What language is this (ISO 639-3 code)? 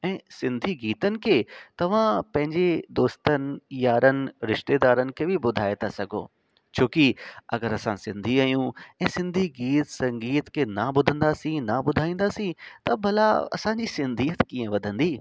snd